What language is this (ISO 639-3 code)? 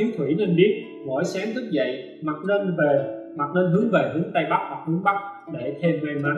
vie